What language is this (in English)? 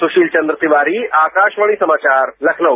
Hindi